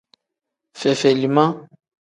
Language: Tem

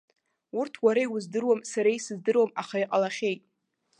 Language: Abkhazian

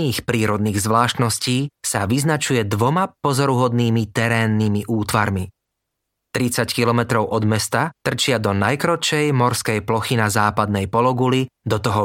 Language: Slovak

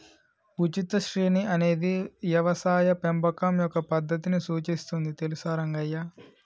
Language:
Telugu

